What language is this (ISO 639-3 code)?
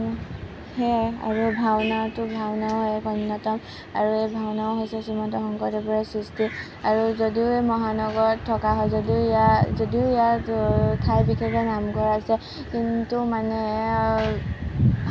asm